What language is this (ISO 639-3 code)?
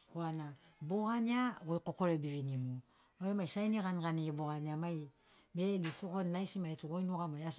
snc